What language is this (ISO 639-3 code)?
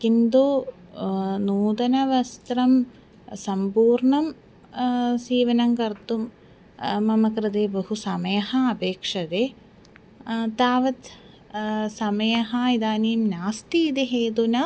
san